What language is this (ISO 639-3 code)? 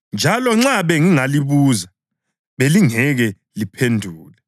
nde